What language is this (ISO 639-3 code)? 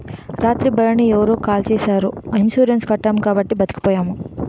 tel